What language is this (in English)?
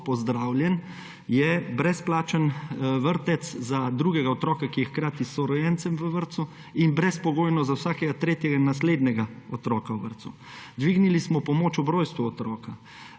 Slovenian